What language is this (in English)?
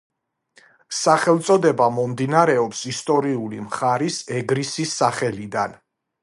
Georgian